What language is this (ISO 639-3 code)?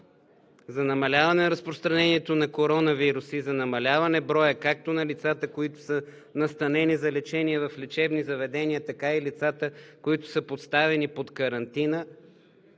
bul